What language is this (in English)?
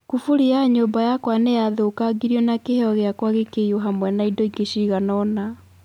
Kikuyu